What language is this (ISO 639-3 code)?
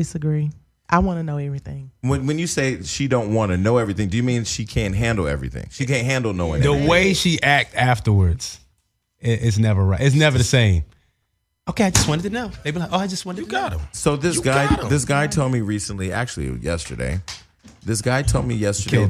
eng